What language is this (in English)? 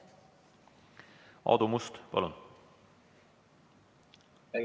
Estonian